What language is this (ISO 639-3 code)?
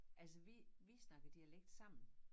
dan